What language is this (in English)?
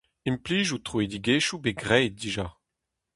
Breton